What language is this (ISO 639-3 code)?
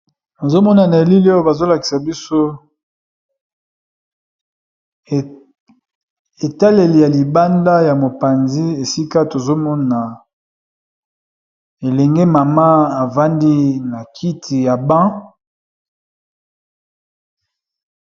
lin